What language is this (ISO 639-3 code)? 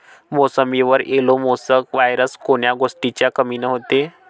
mar